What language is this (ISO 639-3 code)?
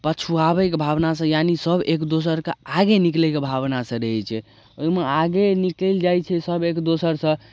mai